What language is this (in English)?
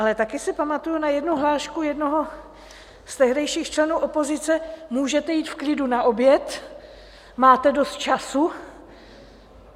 Czech